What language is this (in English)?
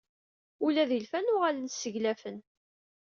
Kabyle